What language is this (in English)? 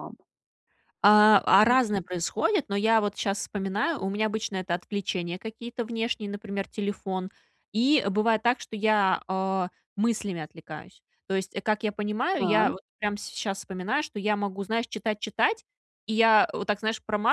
Russian